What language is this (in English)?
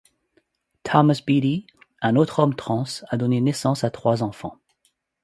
French